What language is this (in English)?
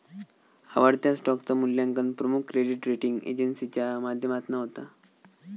Marathi